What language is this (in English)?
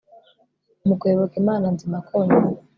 Kinyarwanda